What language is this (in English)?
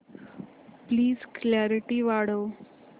Marathi